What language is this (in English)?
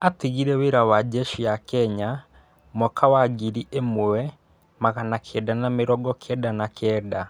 Kikuyu